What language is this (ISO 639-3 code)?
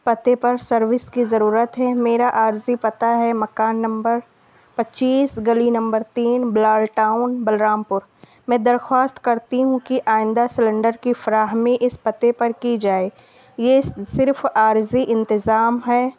urd